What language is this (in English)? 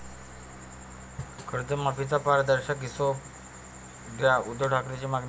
Marathi